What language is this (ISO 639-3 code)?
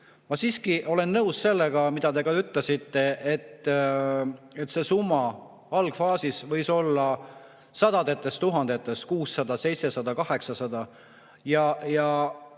est